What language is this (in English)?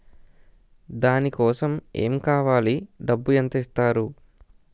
Telugu